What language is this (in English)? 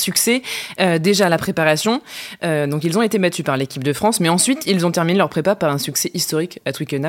French